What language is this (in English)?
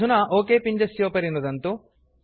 Sanskrit